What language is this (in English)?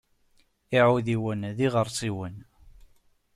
Kabyle